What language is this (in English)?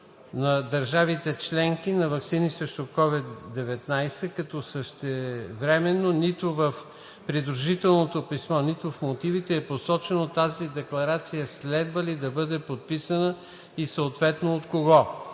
Bulgarian